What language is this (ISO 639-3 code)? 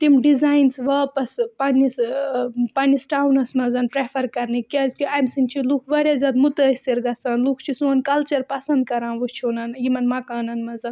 kas